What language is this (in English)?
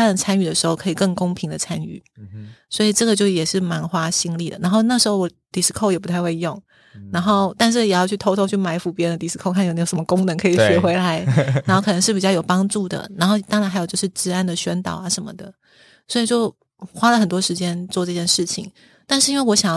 Chinese